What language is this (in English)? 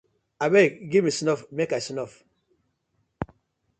Nigerian Pidgin